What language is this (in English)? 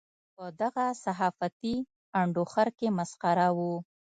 Pashto